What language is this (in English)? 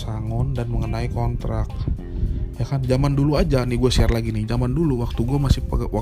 Indonesian